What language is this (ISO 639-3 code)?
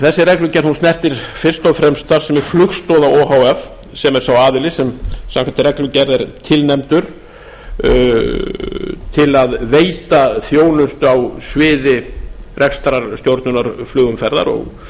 isl